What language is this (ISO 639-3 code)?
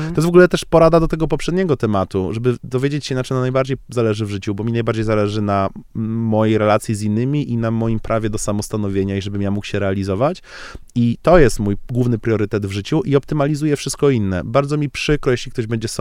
pol